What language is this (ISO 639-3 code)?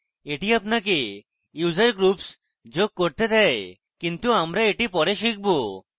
ben